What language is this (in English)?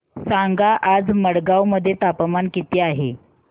Marathi